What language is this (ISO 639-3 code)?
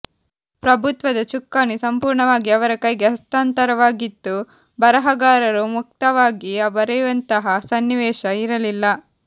kan